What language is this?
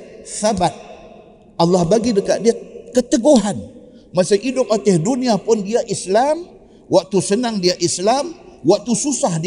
Malay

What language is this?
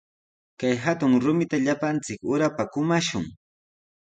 Sihuas Ancash Quechua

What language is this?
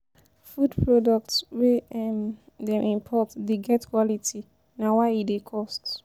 Nigerian Pidgin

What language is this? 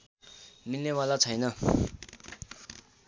Nepali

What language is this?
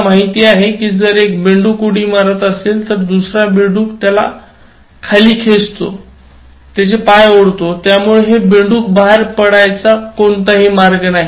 Marathi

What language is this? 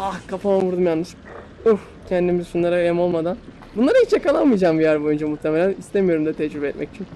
Turkish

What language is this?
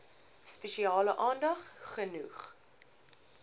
Afrikaans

